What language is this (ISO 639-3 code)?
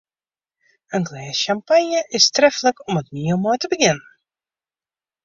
fry